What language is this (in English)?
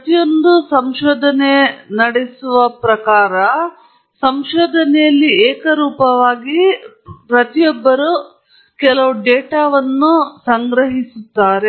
Kannada